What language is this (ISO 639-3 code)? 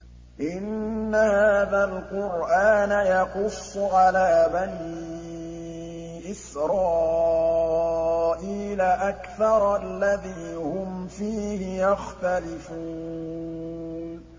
ara